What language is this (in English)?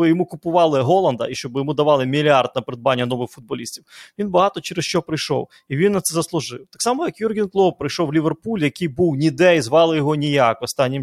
Ukrainian